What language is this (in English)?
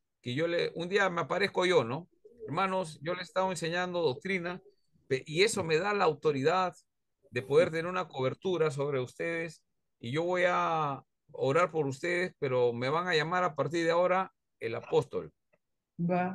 Spanish